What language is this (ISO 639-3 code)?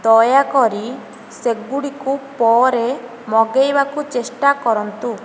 ori